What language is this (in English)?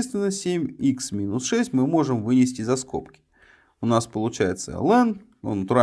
Russian